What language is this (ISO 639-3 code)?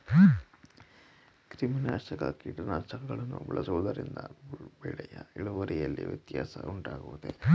kan